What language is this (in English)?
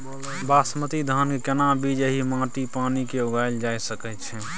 Maithili